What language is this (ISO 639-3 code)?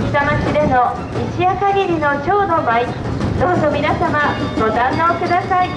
jpn